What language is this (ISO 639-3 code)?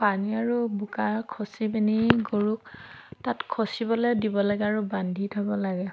asm